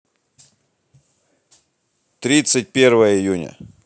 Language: Russian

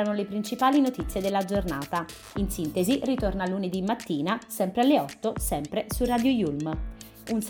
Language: Italian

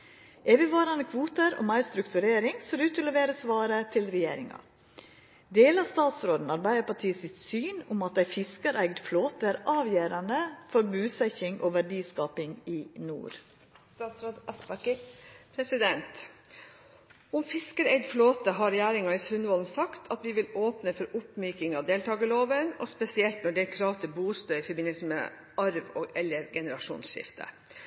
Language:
Norwegian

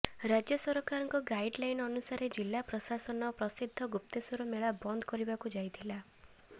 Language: Odia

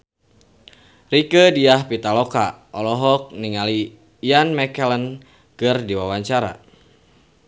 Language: Sundanese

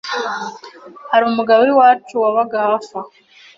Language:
Kinyarwanda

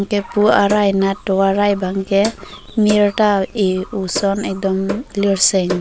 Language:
Karbi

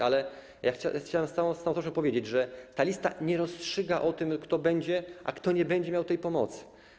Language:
Polish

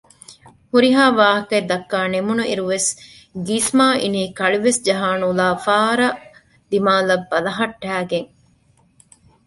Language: Divehi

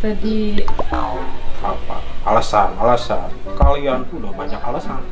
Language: Indonesian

